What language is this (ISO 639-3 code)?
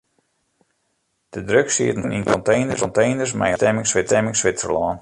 fry